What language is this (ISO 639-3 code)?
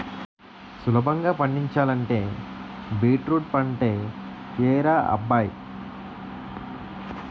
tel